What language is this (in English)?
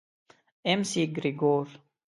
Pashto